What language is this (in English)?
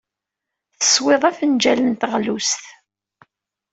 Kabyle